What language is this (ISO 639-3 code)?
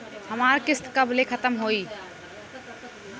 bho